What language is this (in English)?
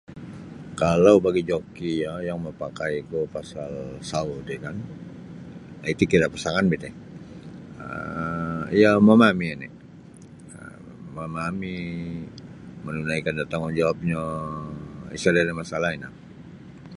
Sabah Bisaya